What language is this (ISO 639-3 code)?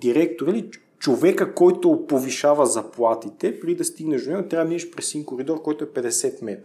bul